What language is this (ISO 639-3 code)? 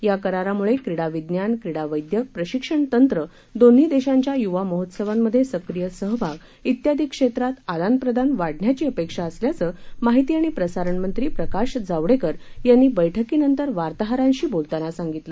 mar